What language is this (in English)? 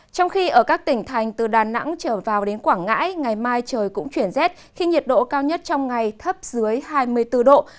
Vietnamese